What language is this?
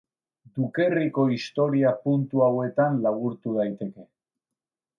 Basque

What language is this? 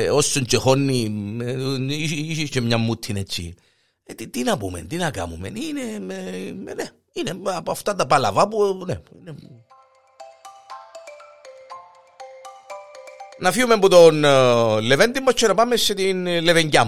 Greek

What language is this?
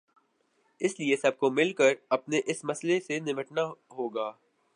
Urdu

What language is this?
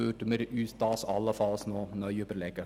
Swiss German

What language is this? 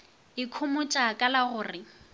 Northern Sotho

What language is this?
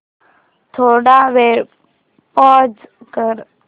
Marathi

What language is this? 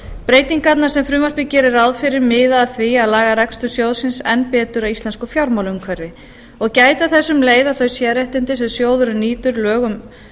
Icelandic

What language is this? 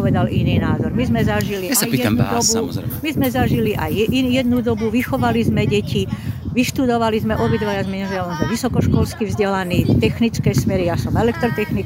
Slovak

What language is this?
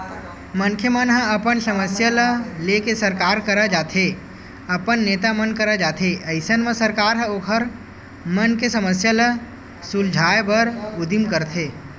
Chhattisgarhi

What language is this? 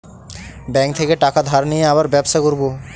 Bangla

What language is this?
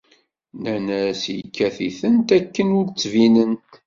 Kabyle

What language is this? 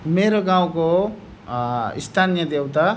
Nepali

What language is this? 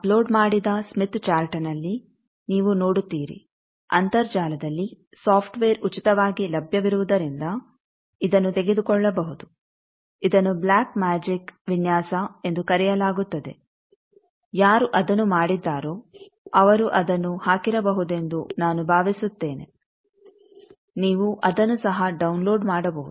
Kannada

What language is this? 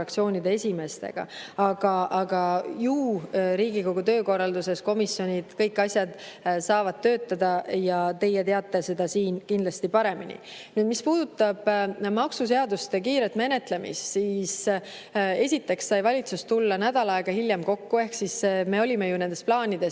Estonian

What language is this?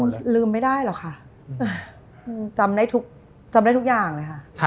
Thai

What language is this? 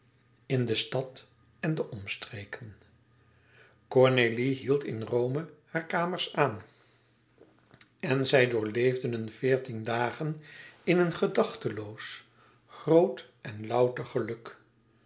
Dutch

